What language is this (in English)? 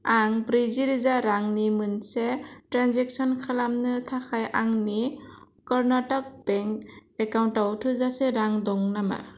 Bodo